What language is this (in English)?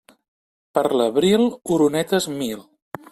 Catalan